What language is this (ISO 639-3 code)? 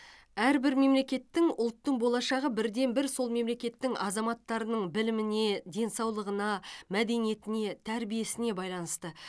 kaz